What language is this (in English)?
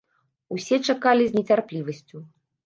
Belarusian